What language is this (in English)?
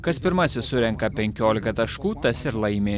Lithuanian